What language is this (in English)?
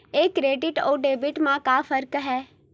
Chhattisgarhi